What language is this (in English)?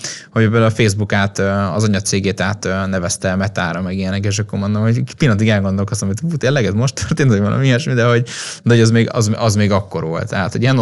Hungarian